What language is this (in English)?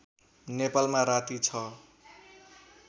Nepali